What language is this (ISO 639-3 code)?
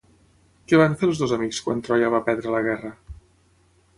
cat